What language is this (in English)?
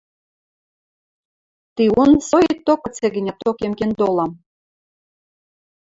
Western Mari